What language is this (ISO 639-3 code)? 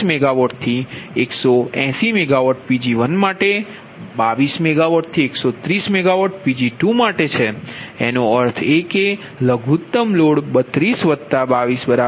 guj